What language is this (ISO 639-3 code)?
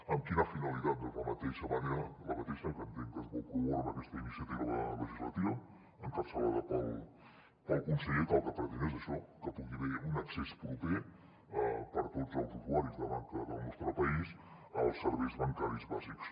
cat